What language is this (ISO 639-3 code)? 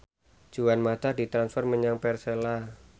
jav